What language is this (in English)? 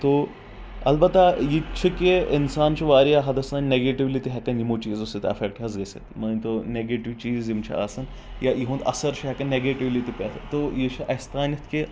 Kashmiri